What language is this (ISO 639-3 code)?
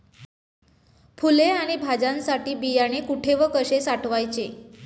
mar